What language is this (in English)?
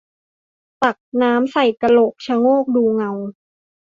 Thai